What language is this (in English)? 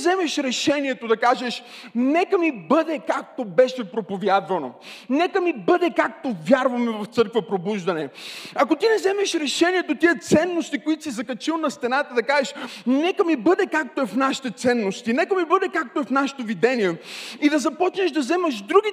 Bulgarian